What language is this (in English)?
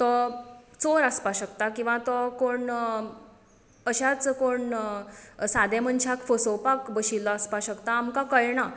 Konkani